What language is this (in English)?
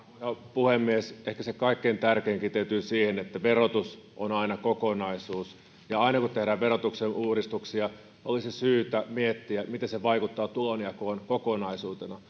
Finnish